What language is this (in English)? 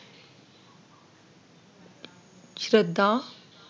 Marathi